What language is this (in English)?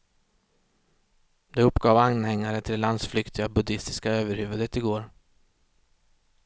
Swedish